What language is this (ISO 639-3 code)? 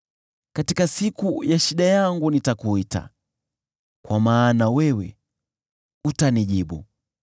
swa